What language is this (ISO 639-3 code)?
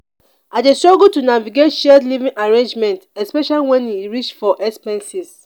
pcm